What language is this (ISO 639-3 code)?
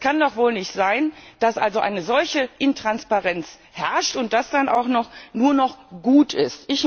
deu